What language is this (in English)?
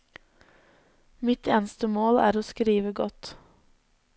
Norwegian